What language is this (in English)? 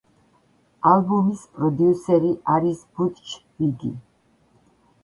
Georgian